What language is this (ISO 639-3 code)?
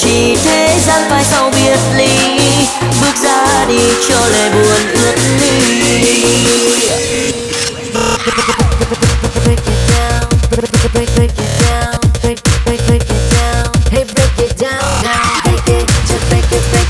vie